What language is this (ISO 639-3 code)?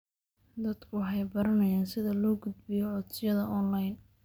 som